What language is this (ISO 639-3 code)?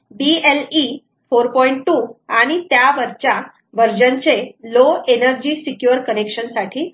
mar